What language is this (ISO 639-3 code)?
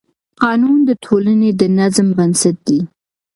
pus